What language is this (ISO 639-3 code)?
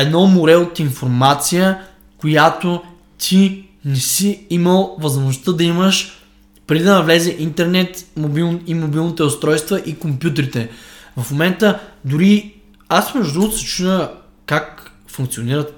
bul